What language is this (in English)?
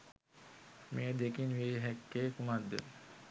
Sinhala